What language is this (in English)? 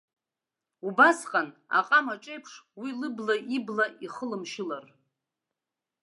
Abkhazian